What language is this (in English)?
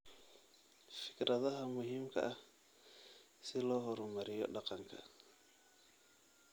Somali